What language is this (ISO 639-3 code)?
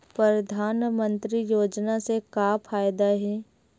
hne